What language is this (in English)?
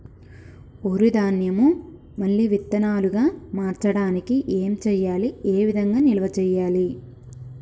Telugu